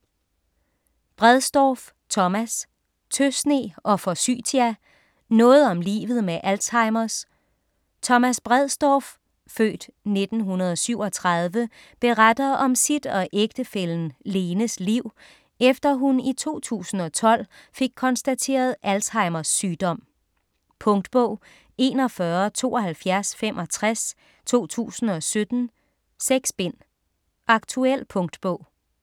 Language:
Danish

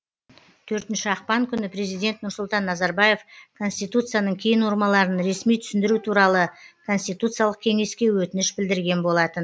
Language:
Kazakh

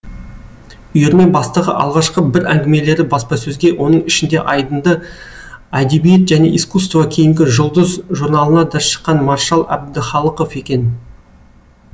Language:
Kazakh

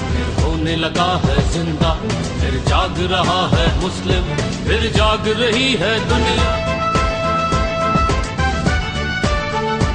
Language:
Turkish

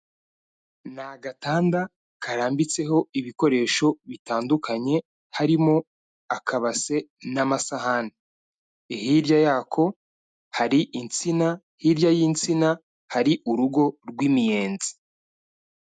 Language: Kinyarwanda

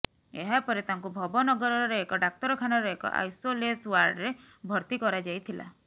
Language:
Odia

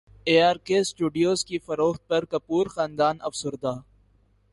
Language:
Urdu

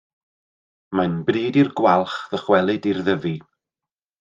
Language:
Welsh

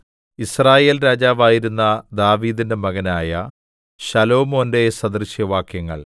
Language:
Malayalam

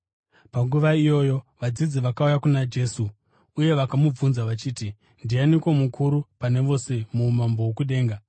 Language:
Shona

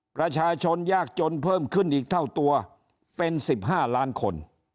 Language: Thai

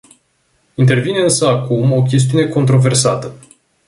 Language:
Romanian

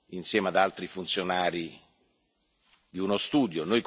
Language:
Italian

